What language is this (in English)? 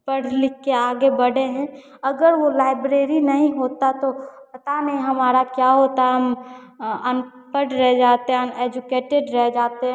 Hindi